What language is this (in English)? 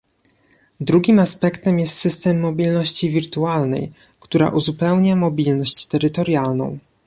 Polish